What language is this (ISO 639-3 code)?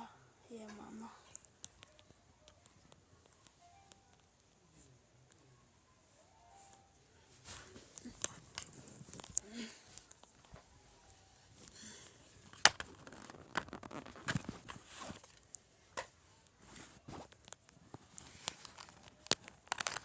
lin